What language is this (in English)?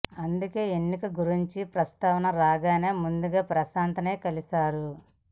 Telugu